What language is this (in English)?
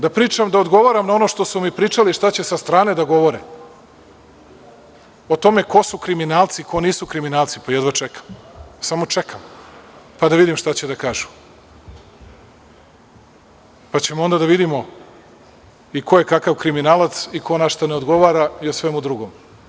Serbian